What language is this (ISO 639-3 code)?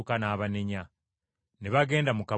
lug